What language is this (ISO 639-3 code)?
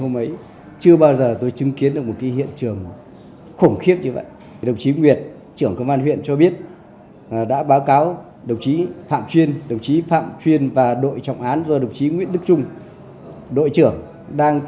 vie